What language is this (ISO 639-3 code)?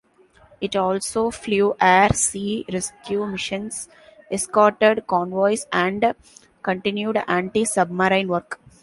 eng